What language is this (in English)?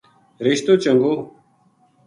Gujari